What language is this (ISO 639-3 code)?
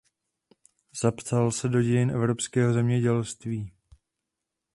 ces